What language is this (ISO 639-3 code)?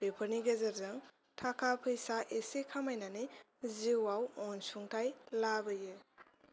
brx